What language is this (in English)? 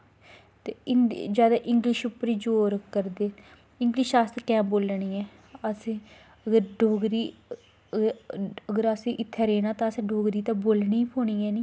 Dogri